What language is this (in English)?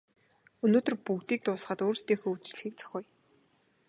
Mongolian